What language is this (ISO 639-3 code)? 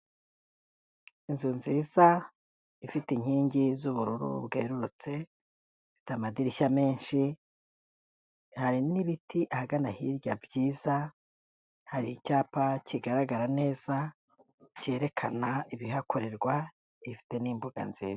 kin